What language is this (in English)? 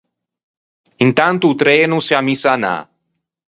Ligurian